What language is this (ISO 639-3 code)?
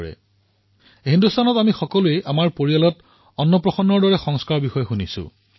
asm